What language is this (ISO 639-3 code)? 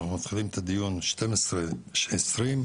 heb